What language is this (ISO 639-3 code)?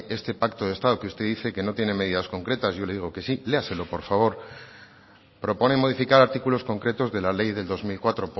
spa